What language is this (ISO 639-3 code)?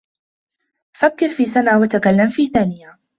ara